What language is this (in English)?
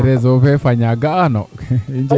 Serer